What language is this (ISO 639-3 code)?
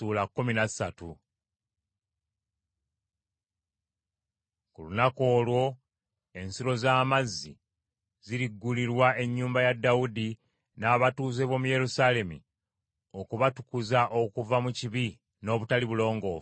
lug